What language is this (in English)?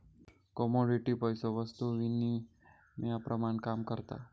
Marathi